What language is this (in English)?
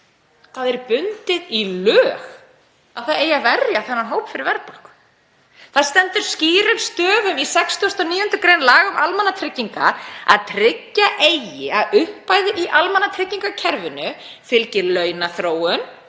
Icelandic